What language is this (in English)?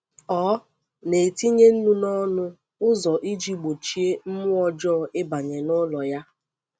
Igbo